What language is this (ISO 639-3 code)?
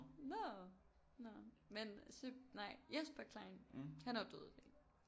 dan